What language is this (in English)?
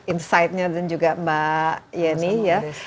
Indonesian